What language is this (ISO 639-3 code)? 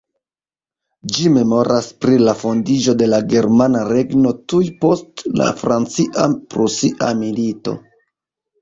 epo